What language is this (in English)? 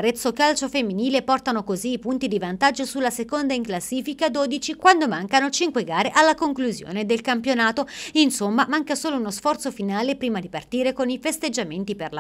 Italian